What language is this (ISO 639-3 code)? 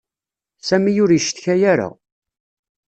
kab